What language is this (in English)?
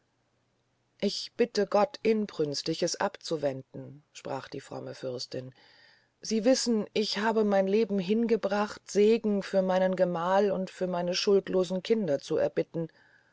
German